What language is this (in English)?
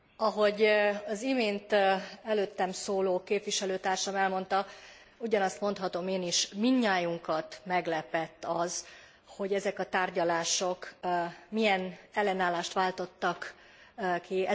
Hungarian